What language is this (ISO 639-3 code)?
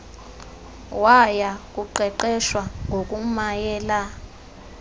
xho